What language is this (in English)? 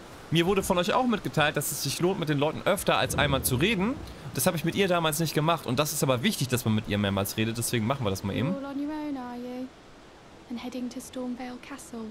German